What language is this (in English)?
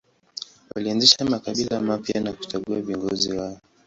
Swahili